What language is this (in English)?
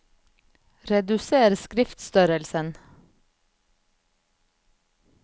Norwegian